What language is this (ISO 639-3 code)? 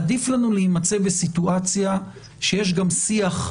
heb